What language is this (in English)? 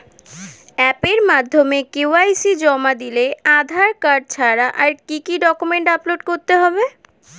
Bangla